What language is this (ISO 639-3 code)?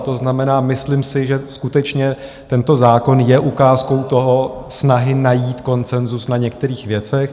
ces